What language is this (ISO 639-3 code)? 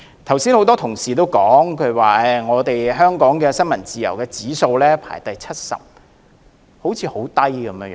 yue